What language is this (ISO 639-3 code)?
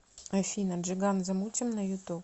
rus